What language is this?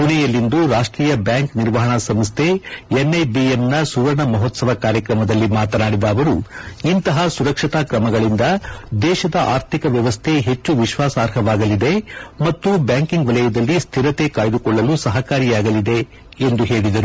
Kannada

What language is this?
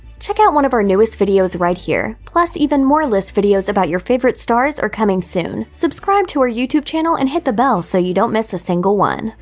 English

